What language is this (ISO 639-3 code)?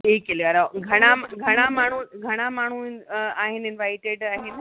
snd